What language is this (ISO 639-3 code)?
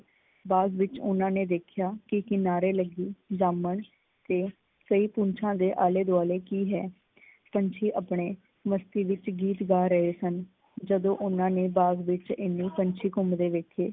pan